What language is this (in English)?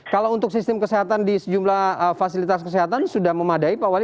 Indonesian